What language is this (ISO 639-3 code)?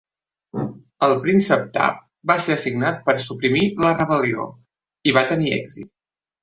cat